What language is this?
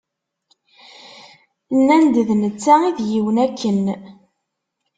Kabyle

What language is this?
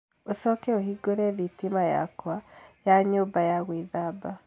Kikuyu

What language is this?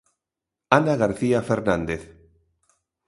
Galician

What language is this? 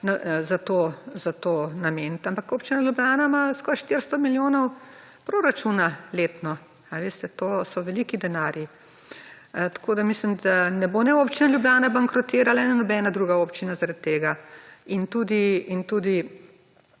Slovenian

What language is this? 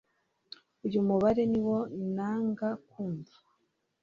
Kinyarwanda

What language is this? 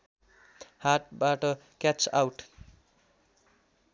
Nepali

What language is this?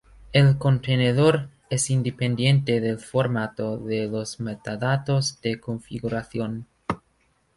Spanish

